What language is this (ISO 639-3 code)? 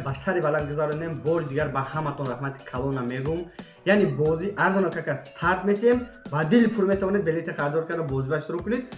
tur